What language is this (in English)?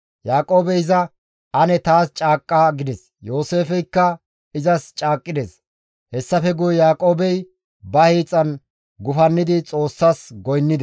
Gamo